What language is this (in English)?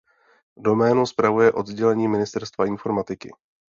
Czech